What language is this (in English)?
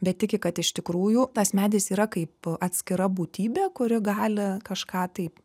Lithuanian